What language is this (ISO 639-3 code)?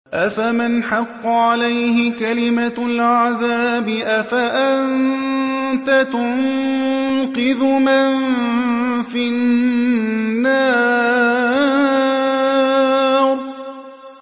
ara